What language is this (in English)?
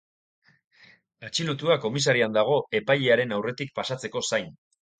Basque